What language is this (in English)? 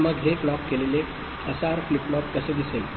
Marathi